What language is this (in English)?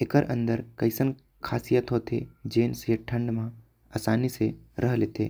Korwa